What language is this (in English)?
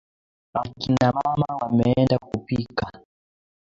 Swahili